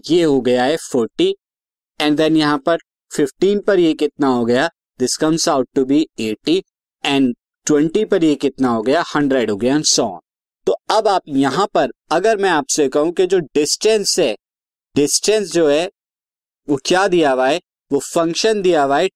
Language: Hindi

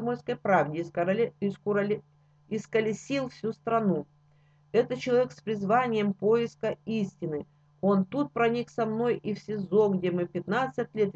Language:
Russian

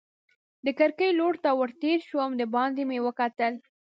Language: Pashto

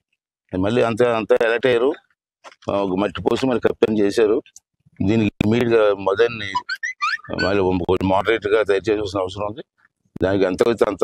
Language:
Telugu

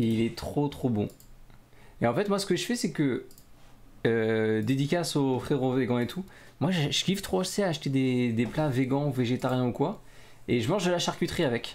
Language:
French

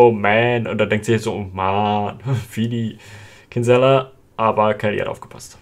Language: German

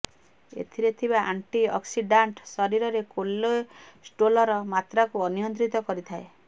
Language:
Odia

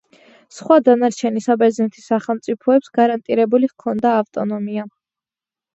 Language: Georgian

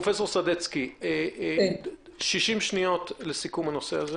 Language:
Hebrew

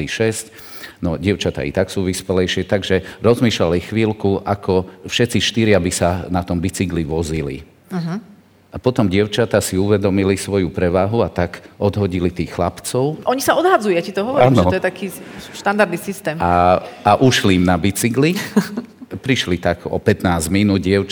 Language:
Slovak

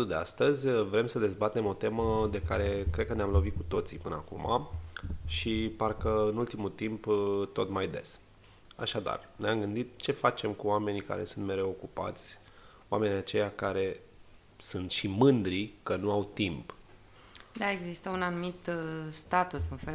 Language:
Romanian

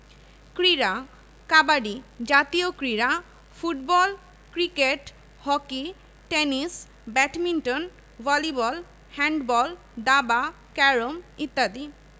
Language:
Bangla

